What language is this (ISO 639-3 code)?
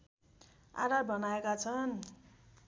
nep